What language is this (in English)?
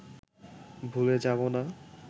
Bangla